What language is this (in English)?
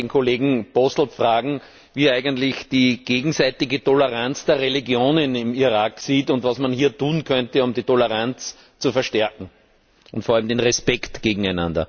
German